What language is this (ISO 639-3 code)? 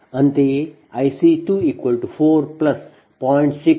kan